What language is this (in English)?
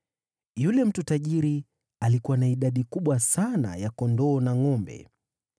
Swahili